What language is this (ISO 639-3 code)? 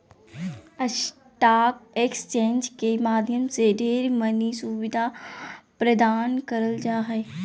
mag